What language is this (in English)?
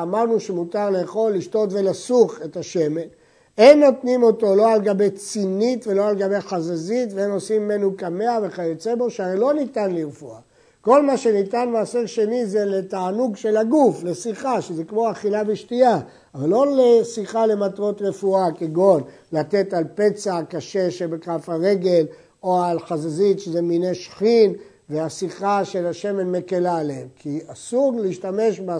Hebrew